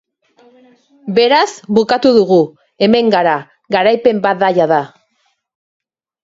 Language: Basque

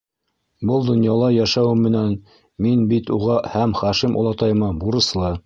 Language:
Bashkir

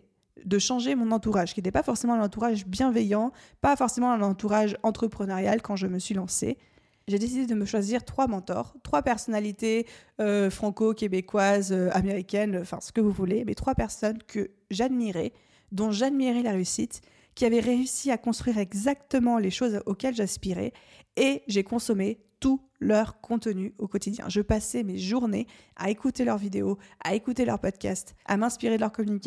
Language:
French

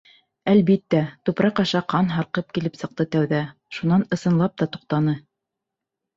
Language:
Bashkir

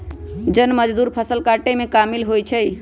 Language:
Magahi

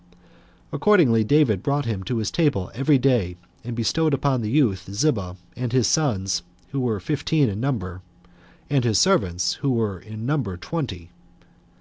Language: English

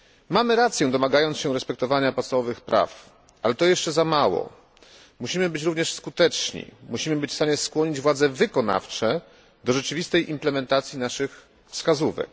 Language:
Polish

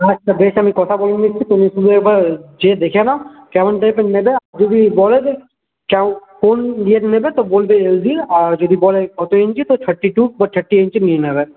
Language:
Bangla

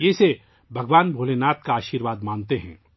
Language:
Urdu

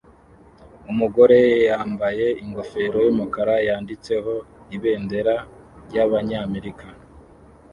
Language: Kinyarwanda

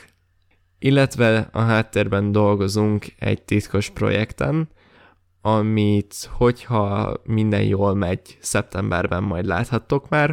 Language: Hungarian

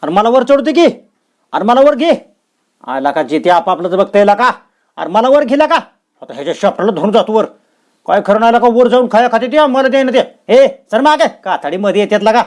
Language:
Marathi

